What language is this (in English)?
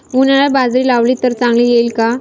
Marathi